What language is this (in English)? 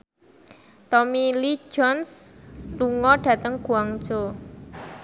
Javanese